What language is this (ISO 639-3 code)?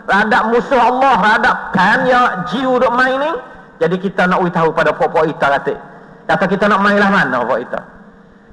msa